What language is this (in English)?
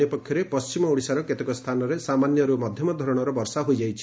Odia